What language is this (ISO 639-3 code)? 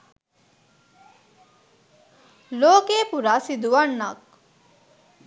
sin